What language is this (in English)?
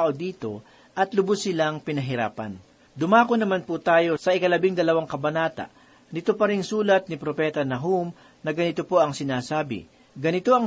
Filipino